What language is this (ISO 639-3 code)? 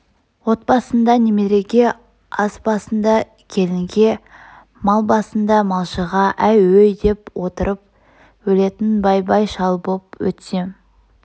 kaz